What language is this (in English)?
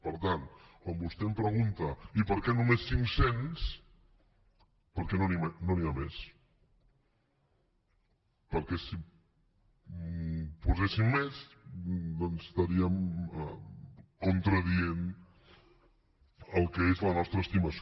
Catalan